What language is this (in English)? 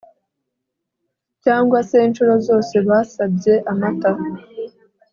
Kinyarwanda